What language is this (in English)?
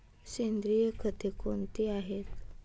Marathi